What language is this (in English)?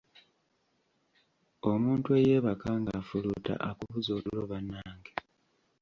Ganda